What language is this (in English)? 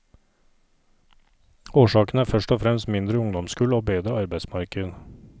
Norwegian